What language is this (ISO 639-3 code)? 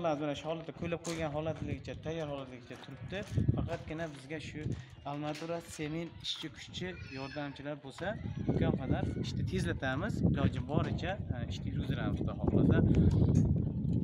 tur